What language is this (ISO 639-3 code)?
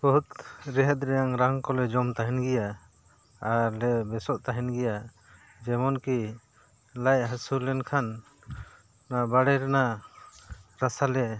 sat